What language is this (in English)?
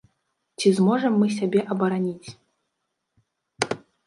Belarusian